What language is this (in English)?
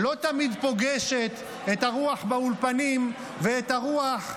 Hebrew